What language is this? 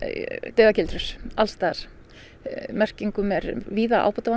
Icelandic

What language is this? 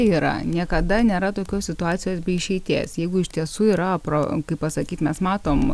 Lithuanian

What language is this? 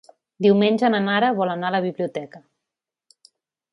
Catalan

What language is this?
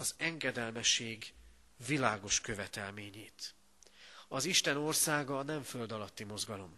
Hungarian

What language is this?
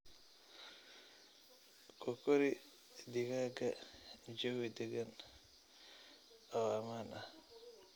Somali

